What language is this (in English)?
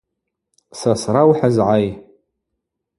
Abaza